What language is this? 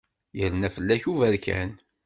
Kabyle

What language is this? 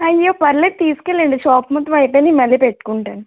Telugu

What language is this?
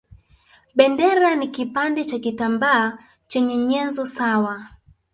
Swahili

